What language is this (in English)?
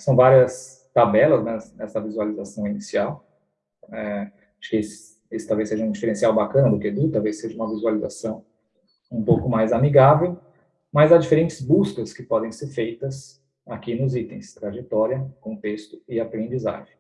Portuguese